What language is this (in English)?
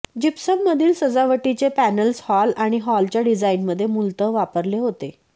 Marathi